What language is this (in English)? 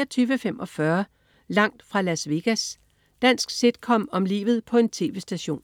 Danish